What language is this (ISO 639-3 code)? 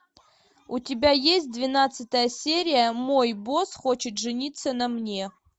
rus